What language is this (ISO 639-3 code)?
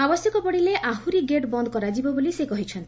ori